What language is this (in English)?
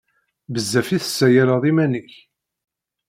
Kabyle